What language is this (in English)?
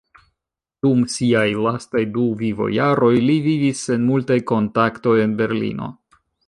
Esperanto